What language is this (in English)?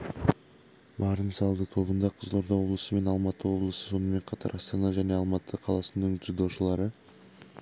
Kazakh